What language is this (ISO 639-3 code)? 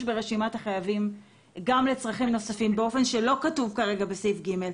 heb